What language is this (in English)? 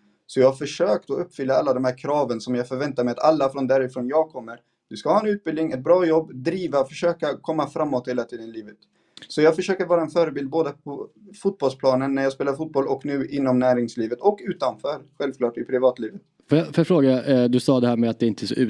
Swedish